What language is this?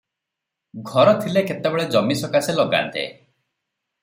Odia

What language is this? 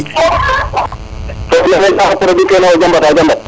Serer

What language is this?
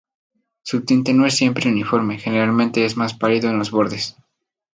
Spanish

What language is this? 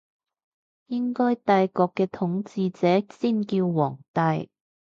Cantonese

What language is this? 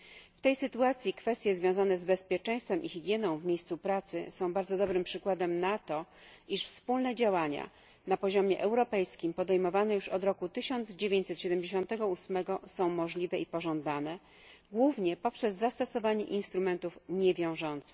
Polish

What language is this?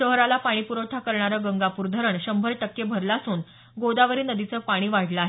Marathi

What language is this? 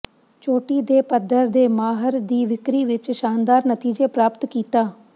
Punjabi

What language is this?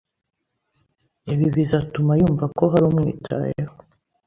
Kinyarwanda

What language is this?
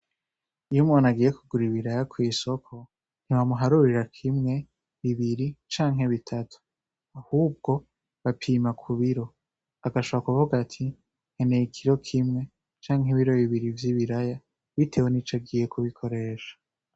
Rundi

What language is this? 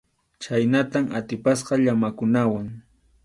Arequipa-La Unión Quechua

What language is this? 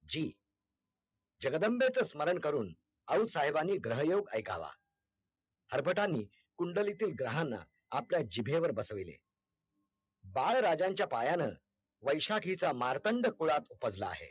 Marathi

